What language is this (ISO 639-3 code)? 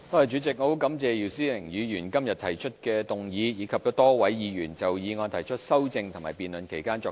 yue